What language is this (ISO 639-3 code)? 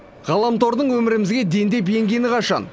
kaz